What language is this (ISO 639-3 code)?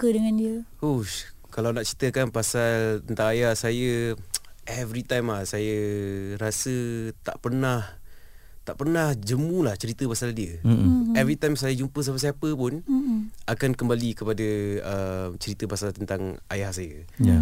msa